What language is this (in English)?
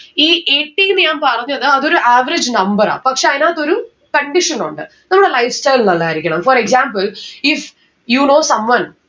Malayalam